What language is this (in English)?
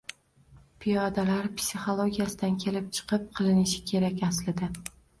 Uzbek